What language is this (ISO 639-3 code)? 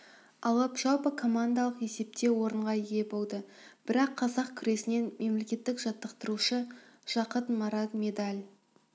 kaz